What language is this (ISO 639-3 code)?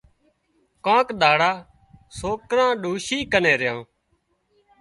kxp